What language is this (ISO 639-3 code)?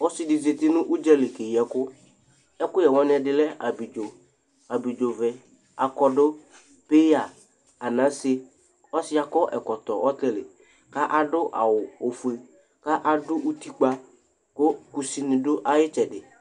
kpo